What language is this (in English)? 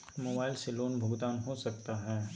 Magahi